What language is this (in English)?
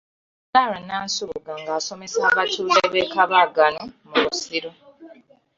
Ganda